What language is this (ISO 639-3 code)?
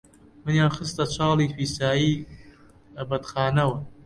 ckb